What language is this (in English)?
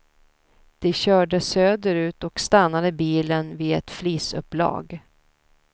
Swedish